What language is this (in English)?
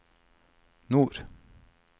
Norwegian